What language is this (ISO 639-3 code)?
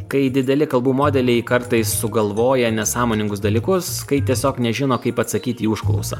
lit